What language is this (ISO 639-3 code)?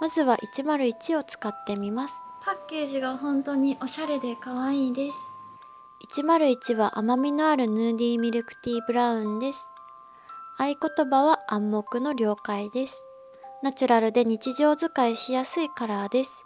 jpn